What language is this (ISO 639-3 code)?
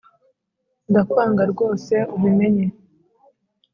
kin